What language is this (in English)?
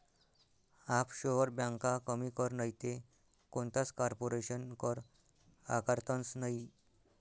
Marathi